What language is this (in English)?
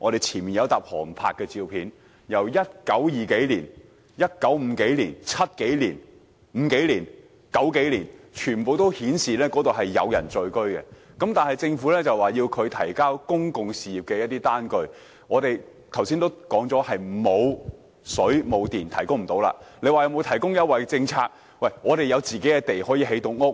Cantonese